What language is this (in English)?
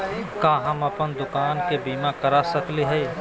Magahi